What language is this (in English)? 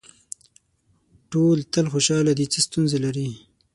Pashto